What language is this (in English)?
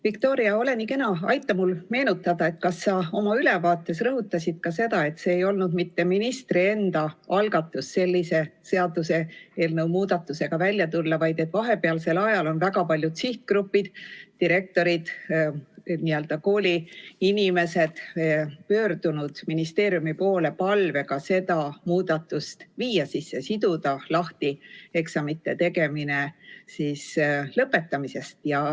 Estonian